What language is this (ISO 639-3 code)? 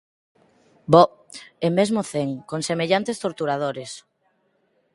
glg